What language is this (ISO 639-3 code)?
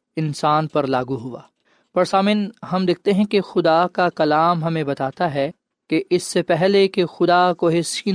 urd